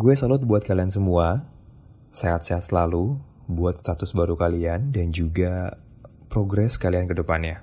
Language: Indonesian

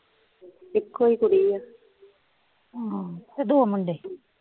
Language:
Punjabi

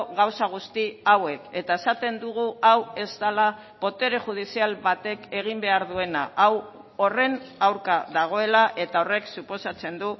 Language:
Basque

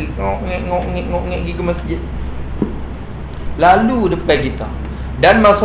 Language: Malay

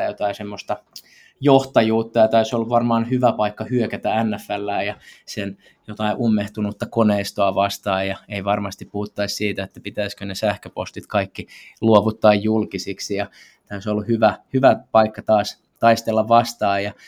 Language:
Finnish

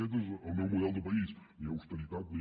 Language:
Catalan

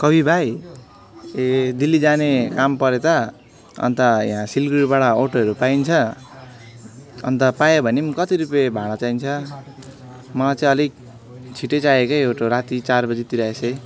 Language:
Nepali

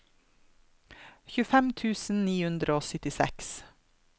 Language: Norwegian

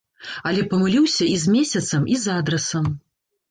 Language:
Belarusian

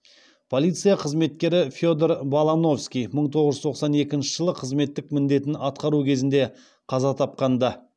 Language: Kazakh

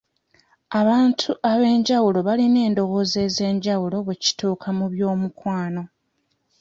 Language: Ganda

